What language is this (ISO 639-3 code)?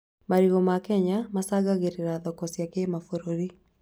kik